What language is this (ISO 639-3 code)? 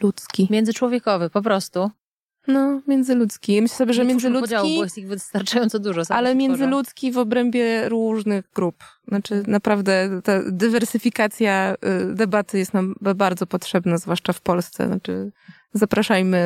pol